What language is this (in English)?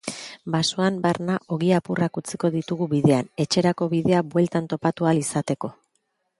Basque